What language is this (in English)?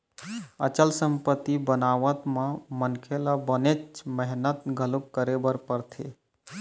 Chhattisgarhi